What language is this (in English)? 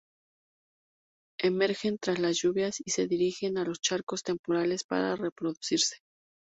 Spanish